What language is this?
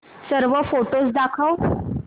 Marathi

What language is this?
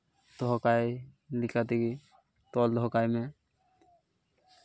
Santali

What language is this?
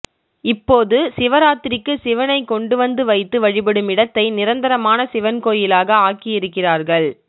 Tamil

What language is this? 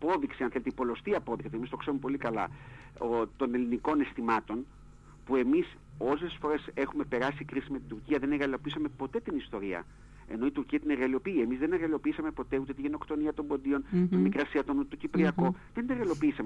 Greek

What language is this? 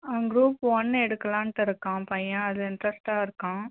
Tamil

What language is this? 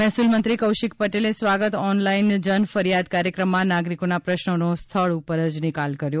Gujarati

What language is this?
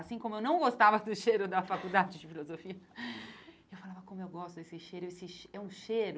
Portuguese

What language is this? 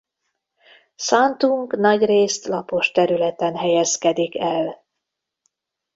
Hungarian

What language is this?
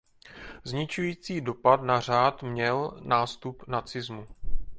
Czech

